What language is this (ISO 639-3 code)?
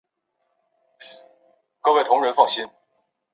zho